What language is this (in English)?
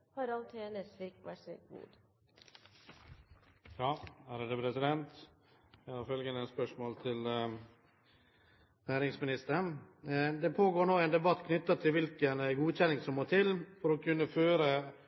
Norwegian Bokmål